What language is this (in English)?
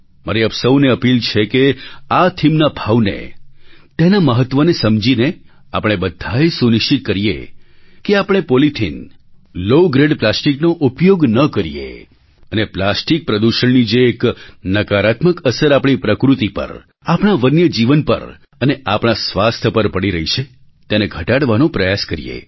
Gujarati